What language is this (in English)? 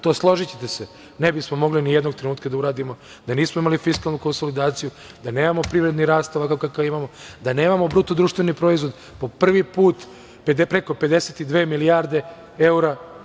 Serbian